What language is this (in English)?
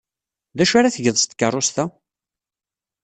Kabyle